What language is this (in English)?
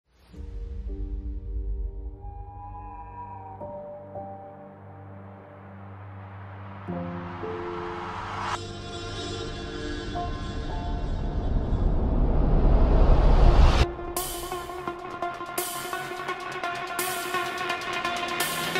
English